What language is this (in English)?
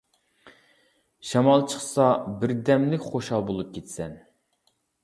Uyghur